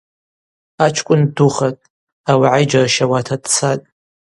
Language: Abaza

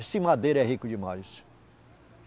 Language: Portuguese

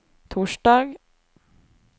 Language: Norwegian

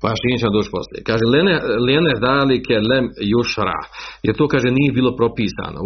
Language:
Croatian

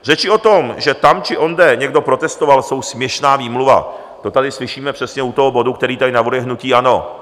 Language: Czech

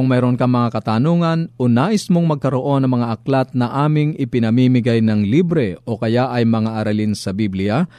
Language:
Filipino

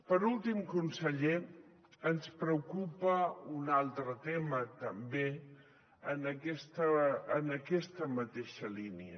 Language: Catalan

